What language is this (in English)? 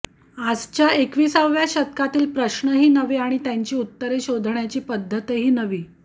Marathi